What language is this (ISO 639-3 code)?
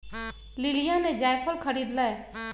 mag